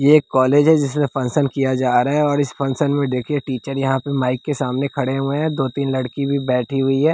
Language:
Hindi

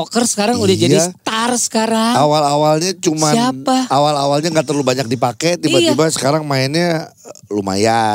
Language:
Indonesian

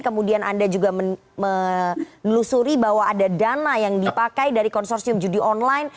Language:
Indonesian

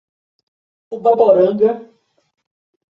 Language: Portuguese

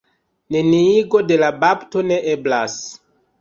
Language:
Esperanto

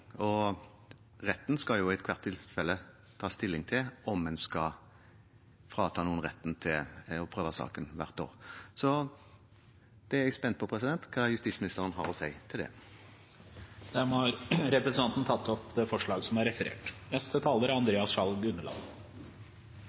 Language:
Norwegian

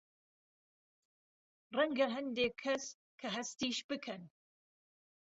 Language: Central Kurdish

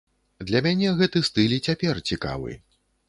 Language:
Belarusian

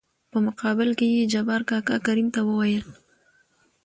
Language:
Pashto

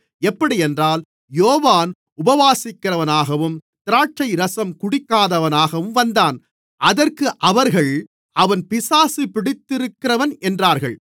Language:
Tamil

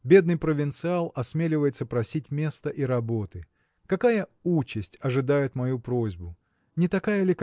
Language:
Russian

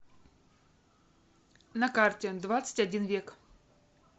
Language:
Russian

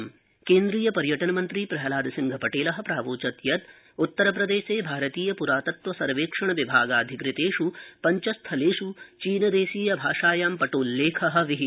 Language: Sanskrit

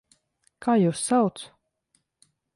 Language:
Latvian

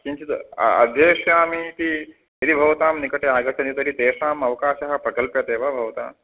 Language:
Sanskrit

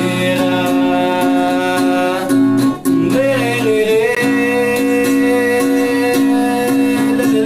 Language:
Portuguese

